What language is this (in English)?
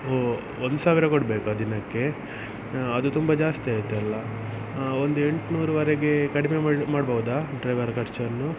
Kannada